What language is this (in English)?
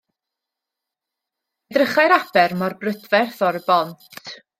Welsh